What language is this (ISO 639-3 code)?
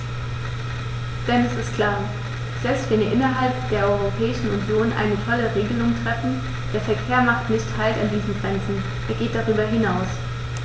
deu